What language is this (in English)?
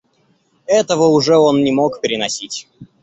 Russian